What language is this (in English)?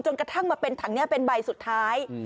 Thai